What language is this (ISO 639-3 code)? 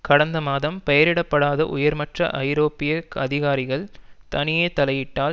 tam